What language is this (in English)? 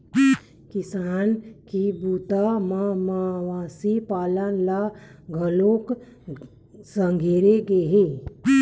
Chhattisgarhi